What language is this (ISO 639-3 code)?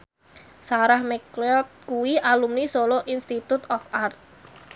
jav